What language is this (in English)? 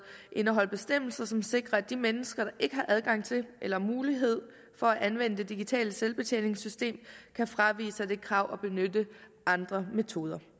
Danish